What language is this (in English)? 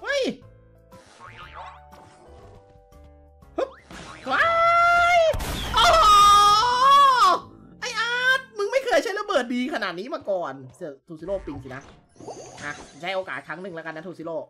Thai